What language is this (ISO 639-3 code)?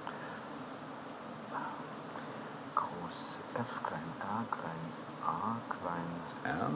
deu